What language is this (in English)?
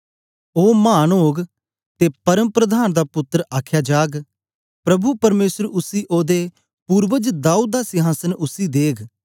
Dogri